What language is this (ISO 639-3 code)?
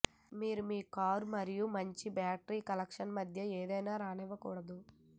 tel